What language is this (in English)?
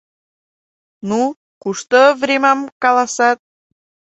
Mari